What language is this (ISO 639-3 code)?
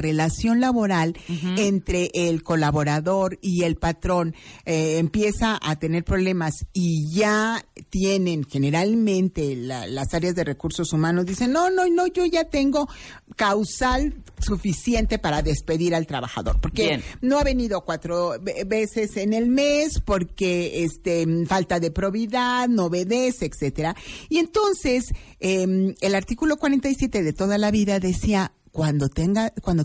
spa